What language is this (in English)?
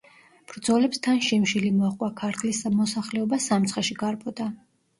Georgian